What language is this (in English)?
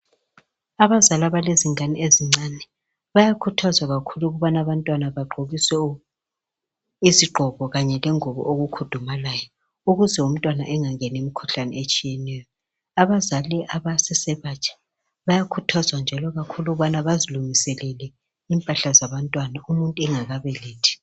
North Ndebele